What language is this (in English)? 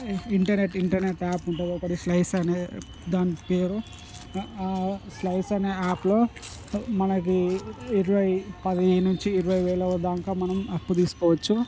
Telugu